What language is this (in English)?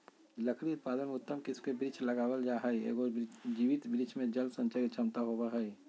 Magahi